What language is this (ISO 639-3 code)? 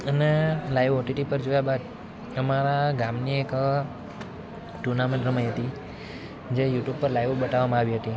guj